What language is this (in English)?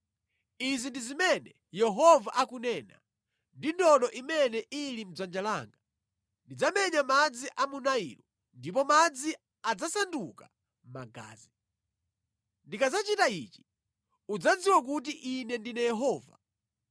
Nyanja